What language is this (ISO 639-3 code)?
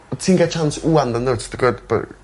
cym